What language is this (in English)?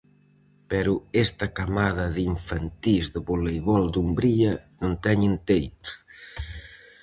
Galician